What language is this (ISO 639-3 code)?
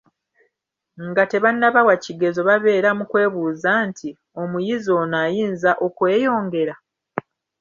lug